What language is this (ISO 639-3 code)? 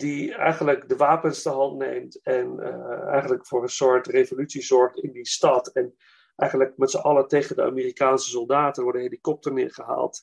nld